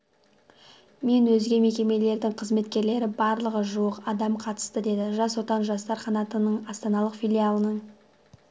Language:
Kazakh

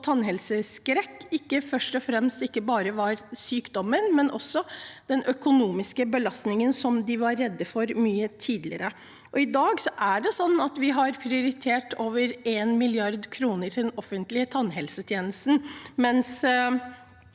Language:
Norwegian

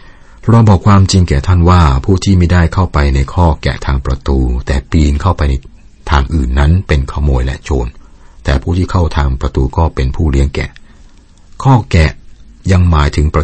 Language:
Thai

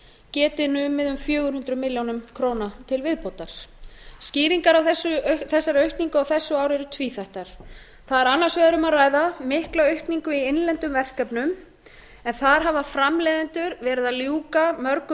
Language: Icelandic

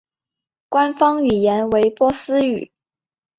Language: Chinese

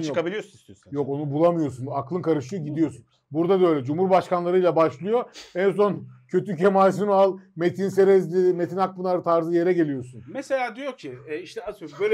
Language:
Turkish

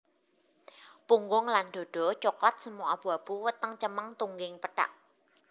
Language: Javanese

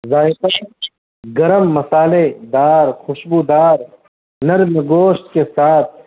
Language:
Urdu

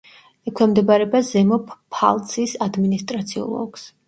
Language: Georgian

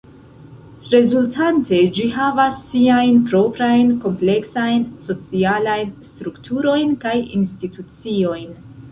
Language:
Esperanto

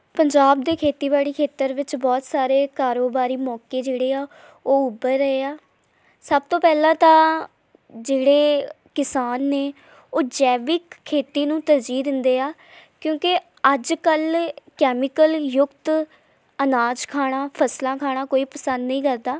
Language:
Punjabi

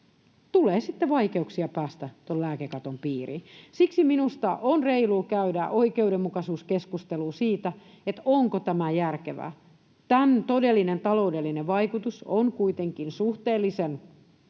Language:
Finnish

